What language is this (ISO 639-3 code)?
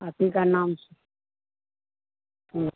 hin